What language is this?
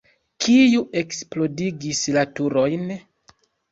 Esperanto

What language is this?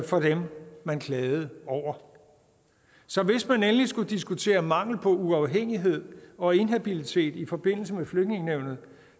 Danish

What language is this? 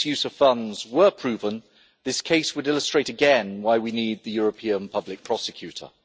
English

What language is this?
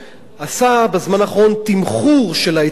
Hebrew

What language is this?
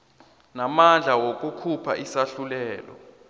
South Ndebele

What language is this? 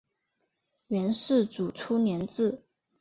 Chinese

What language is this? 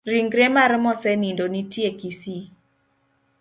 Luo (Kenya and Tanzania)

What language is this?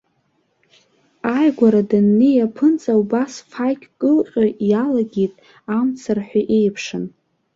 Abkhazian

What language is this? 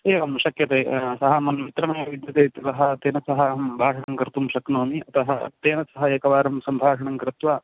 Sanskrit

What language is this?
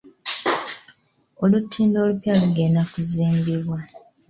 Ganda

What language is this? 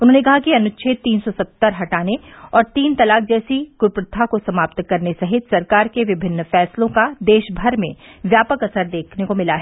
Hindi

